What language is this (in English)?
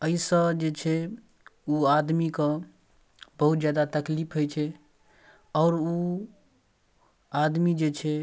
Maithili